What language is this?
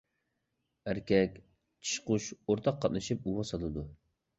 Uyghur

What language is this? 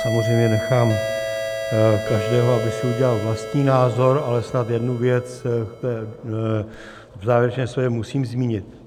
Czech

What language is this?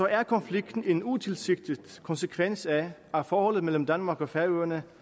Danish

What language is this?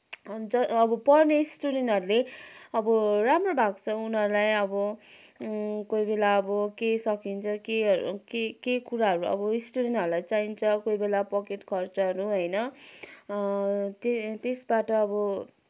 Nepali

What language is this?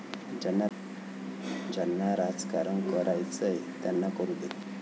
Marathi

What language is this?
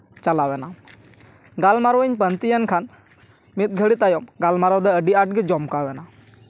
Santali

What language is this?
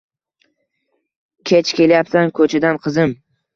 Uzbek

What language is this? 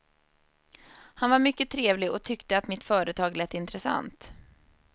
Swedish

